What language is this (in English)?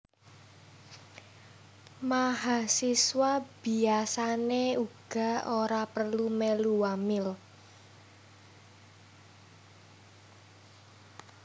Javanese